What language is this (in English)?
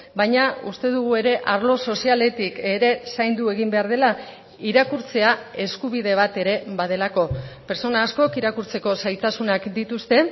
Basque